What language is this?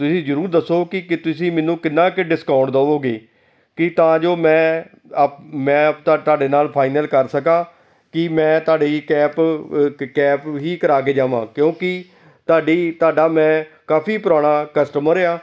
Punjabi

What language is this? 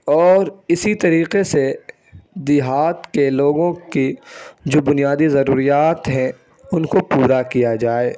Urdu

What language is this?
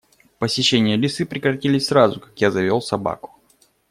Russian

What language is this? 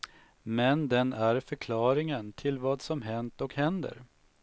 Swedish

